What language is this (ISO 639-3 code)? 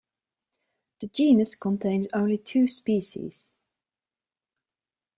eng